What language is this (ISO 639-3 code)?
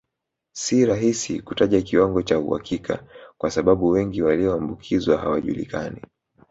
swa